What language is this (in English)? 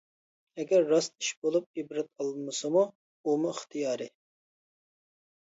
Uyghur